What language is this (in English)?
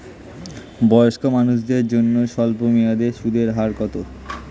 Bangla